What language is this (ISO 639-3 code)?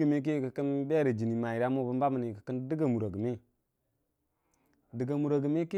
cfa